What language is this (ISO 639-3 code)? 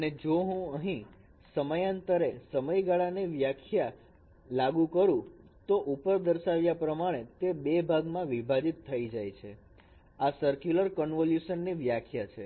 guj